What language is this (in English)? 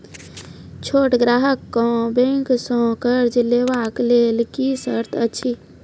Maithili